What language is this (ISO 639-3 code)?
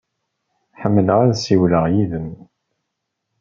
kab